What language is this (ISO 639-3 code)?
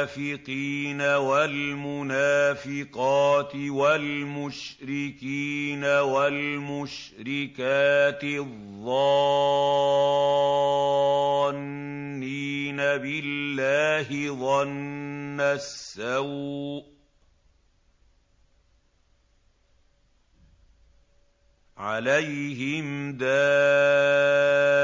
ara